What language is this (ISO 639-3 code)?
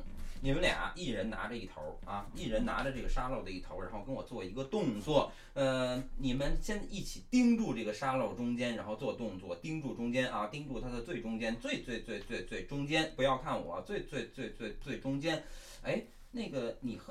zho